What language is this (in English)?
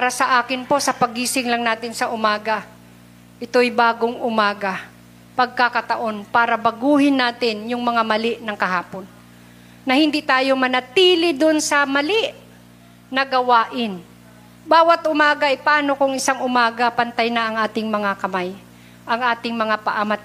Filipino